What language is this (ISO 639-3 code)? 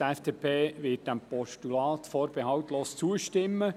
gsw